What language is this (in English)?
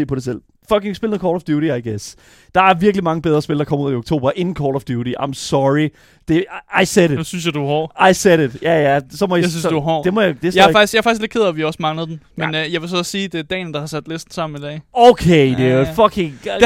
Danish